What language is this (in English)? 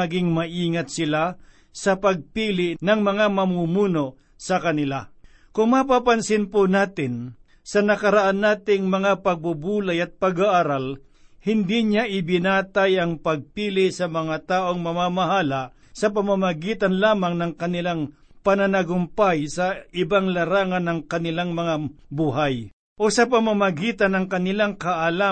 Filipino